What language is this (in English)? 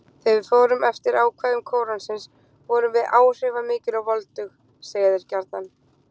Icelandic